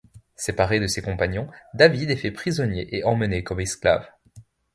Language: French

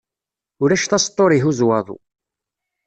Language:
Kabyle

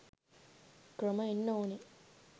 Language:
Sinhala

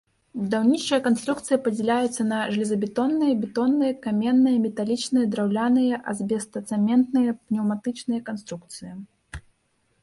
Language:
Belarusian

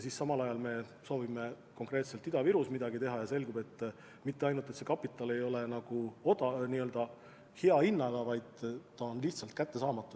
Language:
Estonian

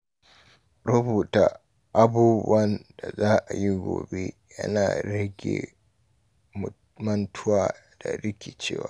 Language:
Hausa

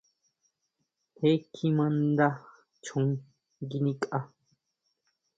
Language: Huautla Mazatec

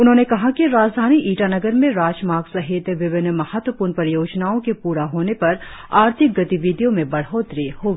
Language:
Hindi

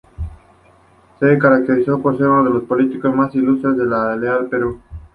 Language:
Spanish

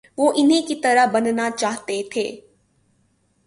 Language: Urdu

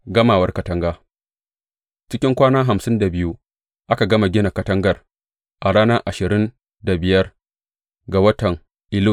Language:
Hausa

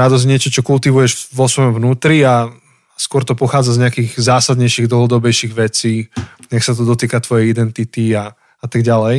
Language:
Slovak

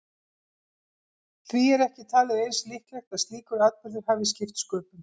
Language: Icelandic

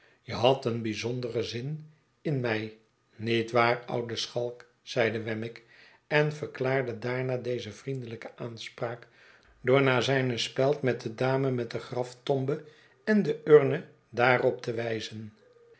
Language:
Dutch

